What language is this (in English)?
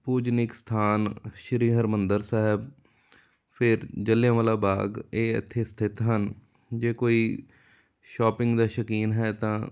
Punjabi